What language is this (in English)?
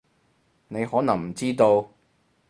Cantonese